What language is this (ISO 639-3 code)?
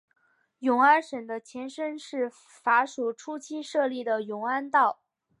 zho